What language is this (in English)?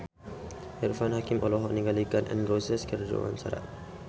Sundanese